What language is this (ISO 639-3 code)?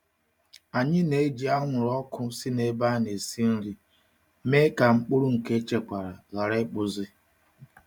ibo